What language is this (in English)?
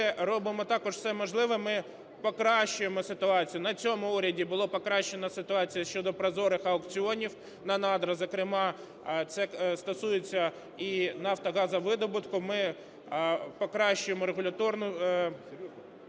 Ukrainian